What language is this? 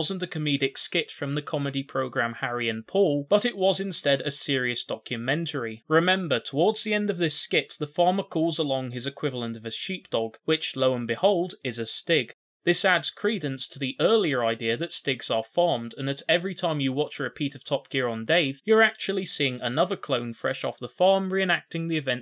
English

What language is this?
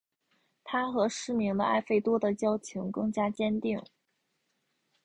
Chinese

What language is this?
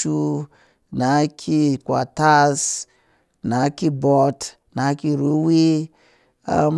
Cakfem-Mushere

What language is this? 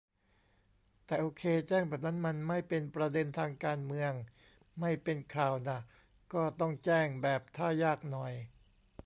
Thai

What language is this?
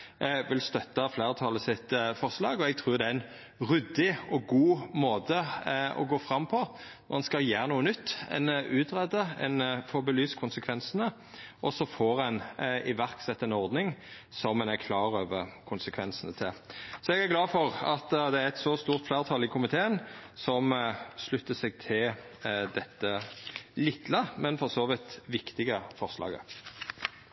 Norwegian Nynorsk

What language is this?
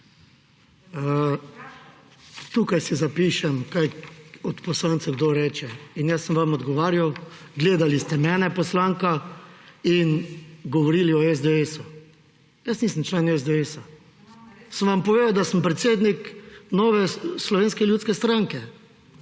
Slovenian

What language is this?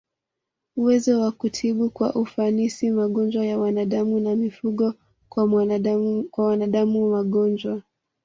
Swahili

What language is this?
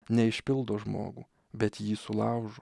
Lithuanian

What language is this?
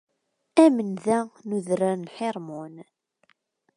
Kabyle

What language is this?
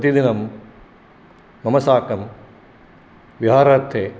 Sanskrit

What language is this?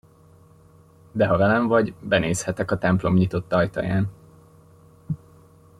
Hungarian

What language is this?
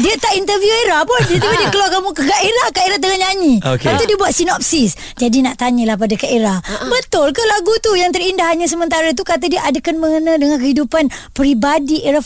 Malay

